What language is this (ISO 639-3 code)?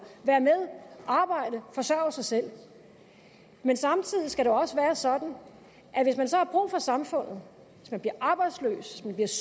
dan